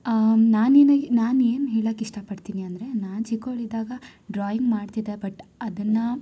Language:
Kannada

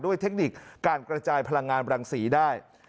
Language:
Thai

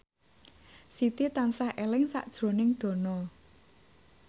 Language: Javanese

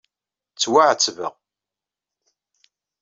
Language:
Kabyle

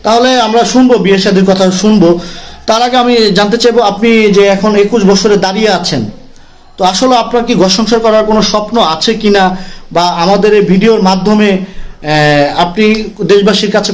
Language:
Bangla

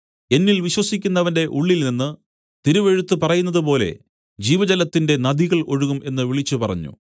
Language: Malayalam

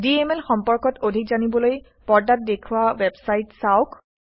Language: Assamese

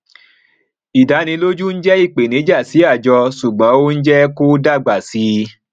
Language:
Yoruba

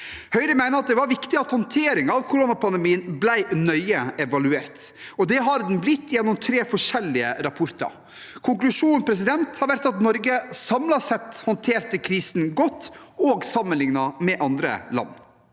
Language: Norwegian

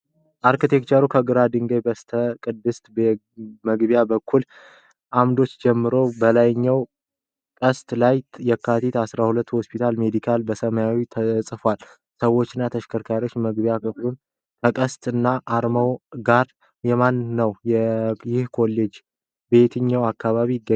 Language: Amharic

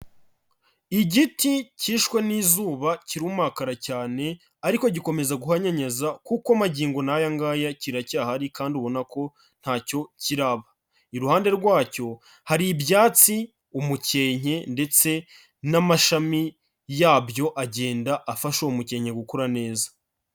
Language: Kinyarwanda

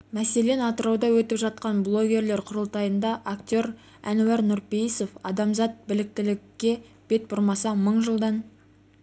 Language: Kazakh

